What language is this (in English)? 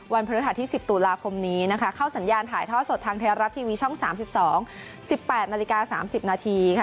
Thai